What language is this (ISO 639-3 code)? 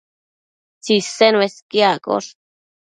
mcf